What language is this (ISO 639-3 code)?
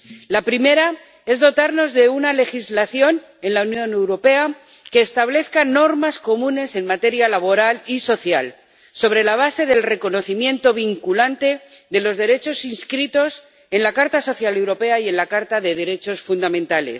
spa